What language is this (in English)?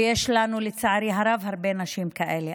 Hebrew